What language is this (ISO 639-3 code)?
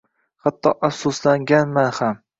uzb